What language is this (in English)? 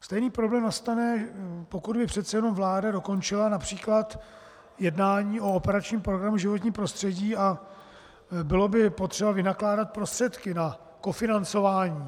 Czech